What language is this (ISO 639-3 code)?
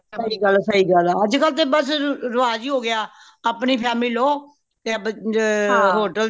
pan